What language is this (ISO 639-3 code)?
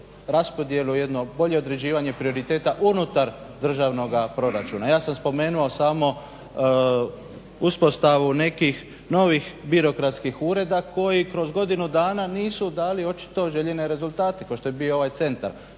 hrv